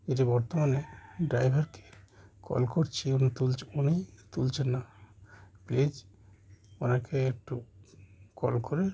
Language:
Bangla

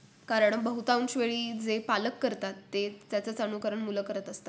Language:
Marathi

